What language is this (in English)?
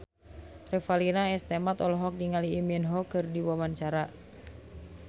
Sundanese